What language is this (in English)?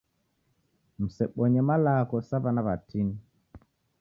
Taita